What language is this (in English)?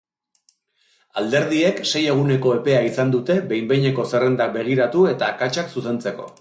Basque